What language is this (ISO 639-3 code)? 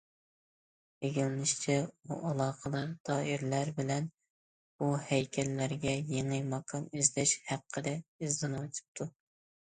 uig